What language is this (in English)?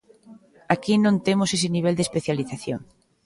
Galician